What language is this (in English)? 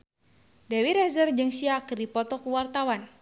Sundanese